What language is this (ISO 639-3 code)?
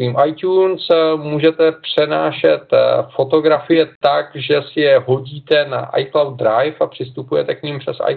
ces